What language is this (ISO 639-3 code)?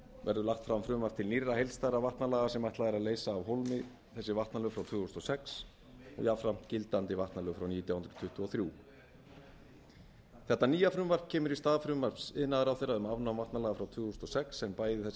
isl